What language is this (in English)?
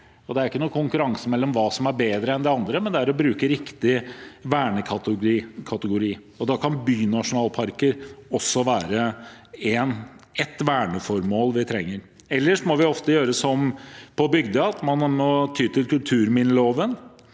Norwegian